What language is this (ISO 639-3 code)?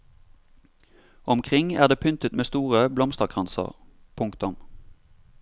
nor